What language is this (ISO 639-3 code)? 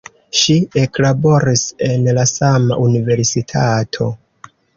epo